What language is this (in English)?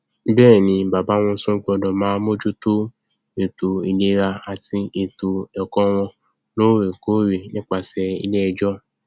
Yoruba